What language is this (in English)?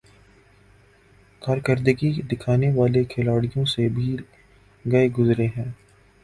Urdu